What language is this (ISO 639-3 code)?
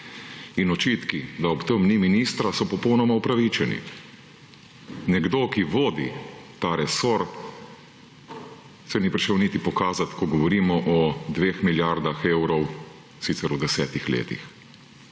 slv